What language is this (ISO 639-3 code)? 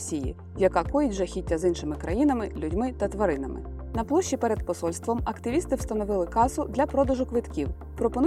ukr